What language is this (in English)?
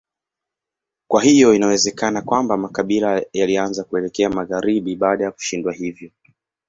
Swahili